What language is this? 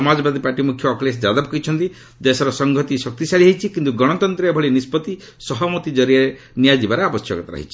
Odia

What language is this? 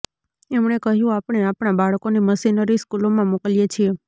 Gujarati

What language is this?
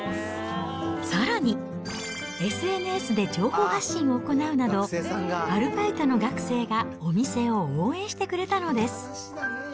Japanese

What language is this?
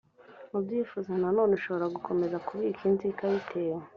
Kinyarwanda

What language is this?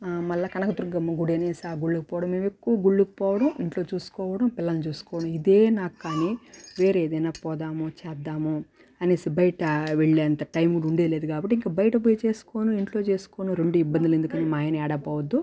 Telugu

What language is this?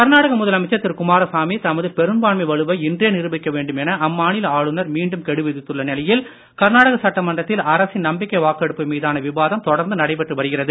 Tamil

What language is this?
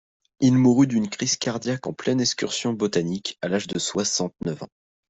French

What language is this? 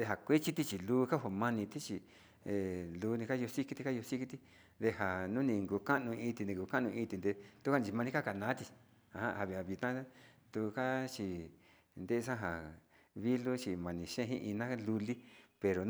Sinicahua Mixtec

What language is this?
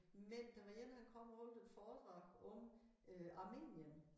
Danish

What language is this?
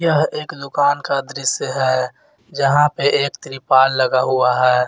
Hindi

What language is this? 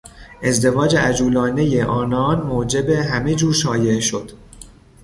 Persian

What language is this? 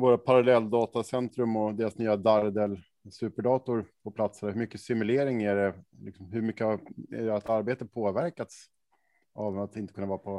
Swedish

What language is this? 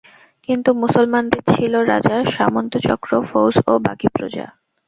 Bangla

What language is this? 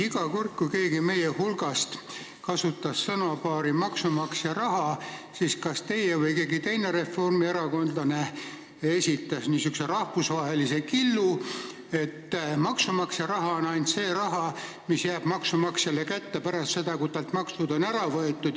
Estonian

